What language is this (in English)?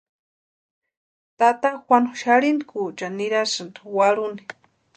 Western Highland Purepecha